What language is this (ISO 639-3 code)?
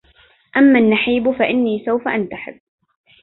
ara